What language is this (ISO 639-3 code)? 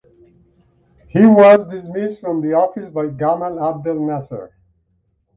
eng